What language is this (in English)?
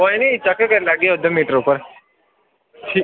Dogri